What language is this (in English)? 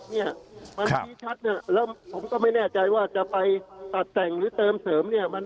Thai